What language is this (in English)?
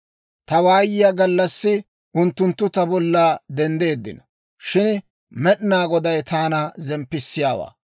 Dawro